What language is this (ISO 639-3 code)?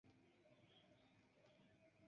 epo